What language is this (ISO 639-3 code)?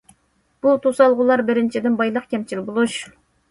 uig